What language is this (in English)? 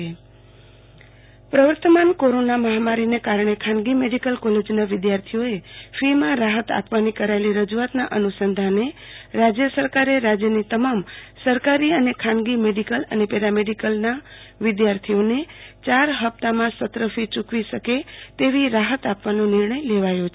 Gujarati